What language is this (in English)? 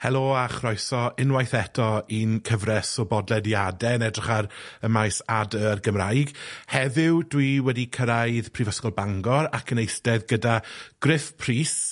Welsh